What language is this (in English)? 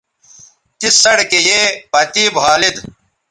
Bateri